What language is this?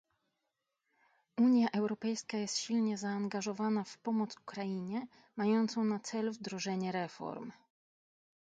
Polish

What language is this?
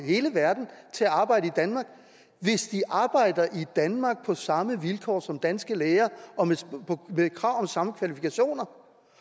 Danish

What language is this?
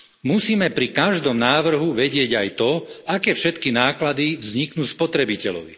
Slovak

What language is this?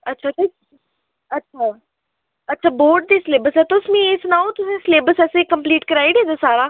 Dogri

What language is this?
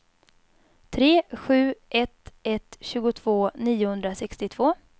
Swedish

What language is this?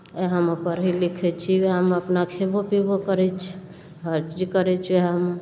Maithili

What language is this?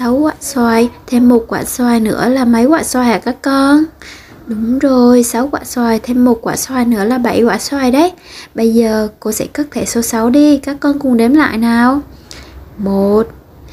Vietnamese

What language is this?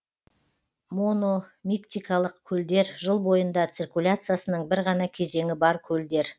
Kazakh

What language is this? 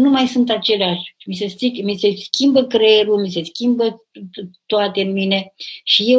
Romanian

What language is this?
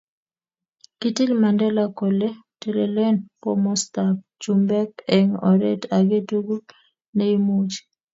Kalenjin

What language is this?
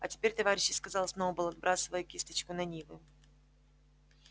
Russian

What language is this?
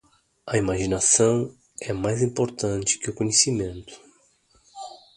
Portuguese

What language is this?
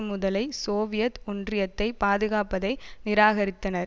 Tamil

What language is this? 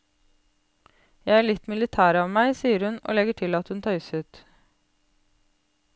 Norwegian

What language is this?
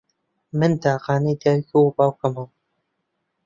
Central Kurdish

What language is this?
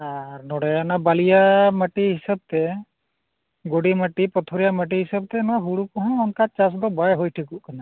Santali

